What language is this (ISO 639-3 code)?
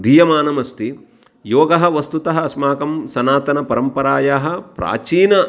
san